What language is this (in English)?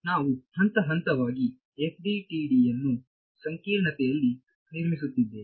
Kannada